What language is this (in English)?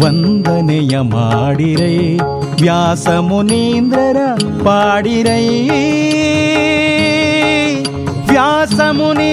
Kannada